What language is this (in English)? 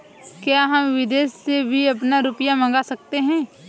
Hindi